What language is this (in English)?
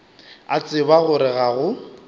Northern Sotho